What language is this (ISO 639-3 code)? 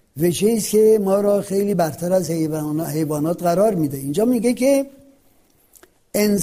fas